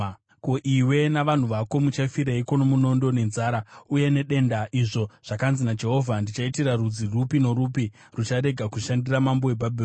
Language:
Shona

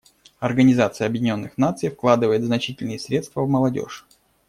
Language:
Russian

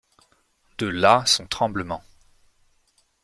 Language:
French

